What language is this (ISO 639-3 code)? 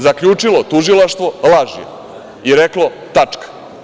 srp